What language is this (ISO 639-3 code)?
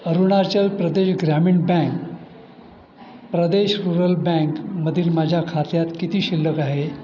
mar